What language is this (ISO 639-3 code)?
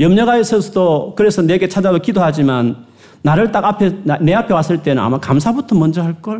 kor